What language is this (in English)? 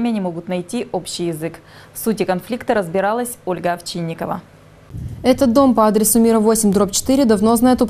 Russian